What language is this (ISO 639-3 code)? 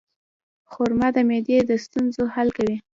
pus